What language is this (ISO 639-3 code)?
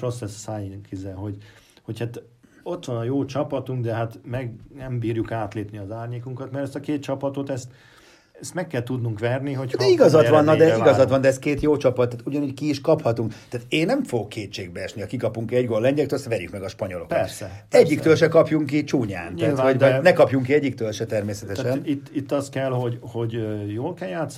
hun